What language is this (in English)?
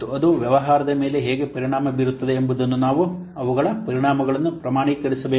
Kannada